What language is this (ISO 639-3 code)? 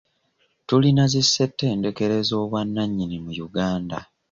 lug